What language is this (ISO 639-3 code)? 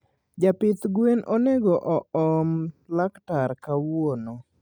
luo